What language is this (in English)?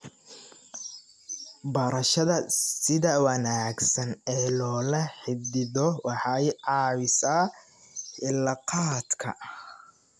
Somali